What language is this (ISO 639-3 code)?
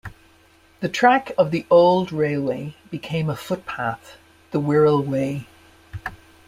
eng